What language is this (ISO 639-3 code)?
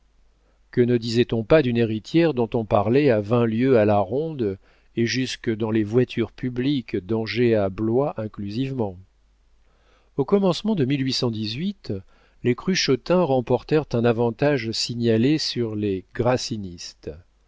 fra